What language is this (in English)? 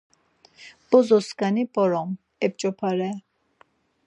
Laz